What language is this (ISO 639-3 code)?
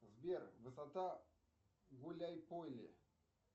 rus